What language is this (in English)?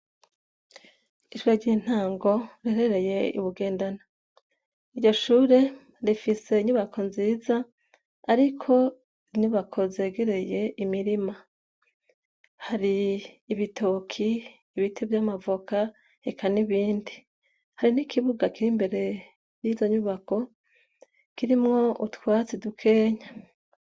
Rundi